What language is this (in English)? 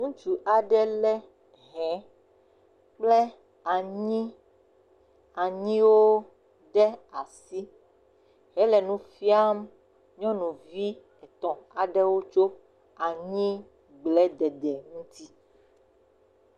Ewe